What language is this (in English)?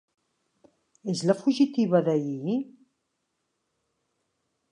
Catalan